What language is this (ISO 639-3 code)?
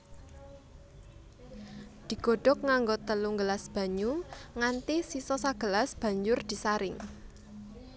jav